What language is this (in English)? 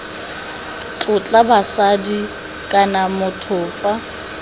Tswana